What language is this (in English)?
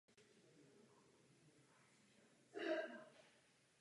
Czech